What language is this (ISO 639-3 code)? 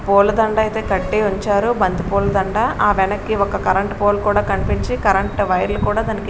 tel